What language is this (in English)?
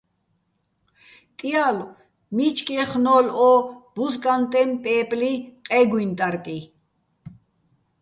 Bats